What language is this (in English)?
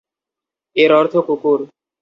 Bangla